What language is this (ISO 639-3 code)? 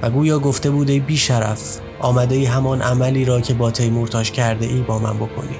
fas